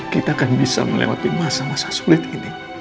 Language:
Indonesian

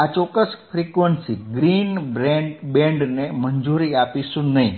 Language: Gujarati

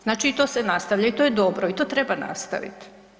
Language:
Croatian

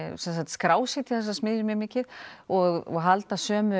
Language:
Icelandic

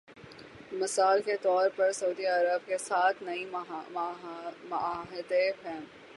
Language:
Urdu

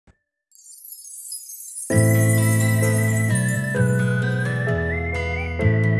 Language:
Javanese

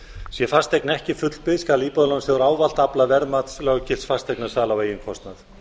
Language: Icelandic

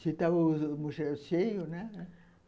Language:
Portuguese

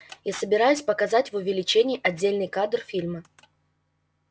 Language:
Russian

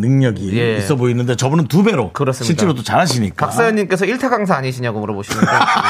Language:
Korean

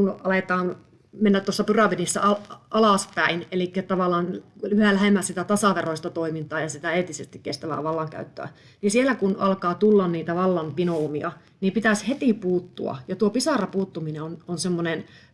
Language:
Finnish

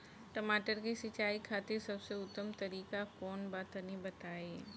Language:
Bhojpuri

